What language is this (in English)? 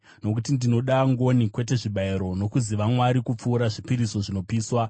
Shona